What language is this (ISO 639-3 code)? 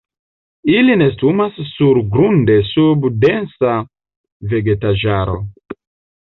epo